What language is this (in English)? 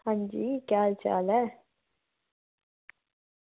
Dogri